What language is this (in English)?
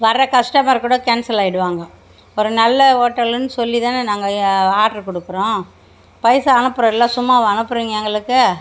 Tamil